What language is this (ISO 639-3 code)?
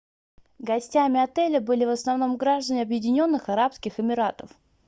rus